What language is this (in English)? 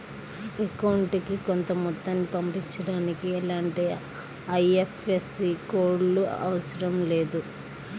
Telugu